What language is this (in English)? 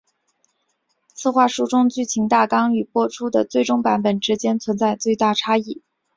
Chinese